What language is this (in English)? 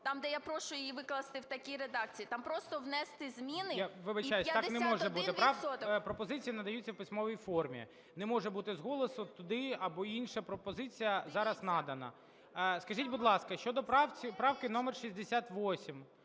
Ukrainian